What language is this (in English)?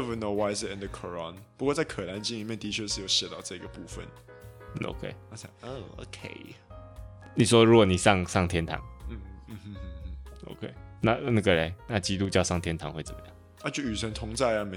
Chinese